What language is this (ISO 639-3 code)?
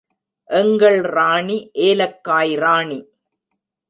tam